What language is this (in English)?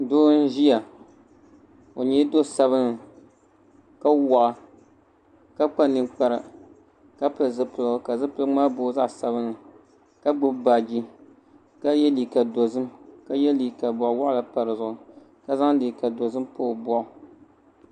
Dagbani